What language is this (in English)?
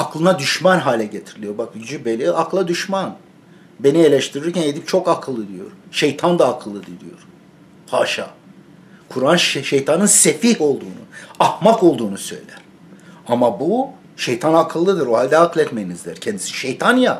Turkish